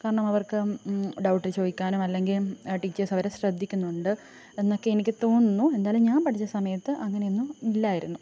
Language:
Malayalam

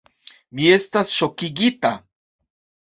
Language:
Esperanto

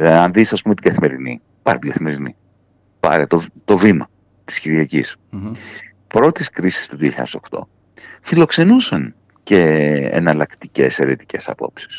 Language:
Greek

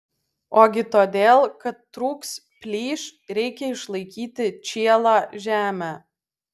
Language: Lithuanian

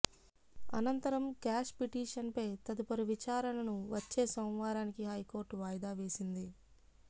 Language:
Telugu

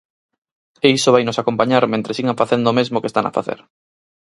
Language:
Galician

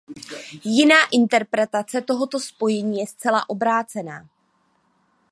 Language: Czech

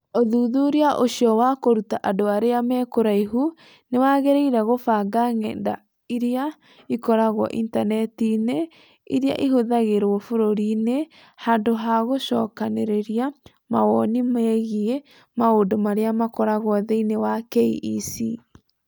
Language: Kikuyu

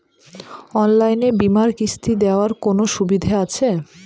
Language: Bangla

